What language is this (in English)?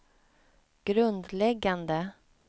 Swedish